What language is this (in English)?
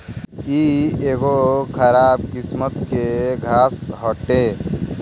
Bhojpuri